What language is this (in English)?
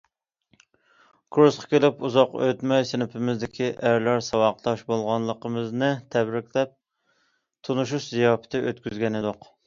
Uyghur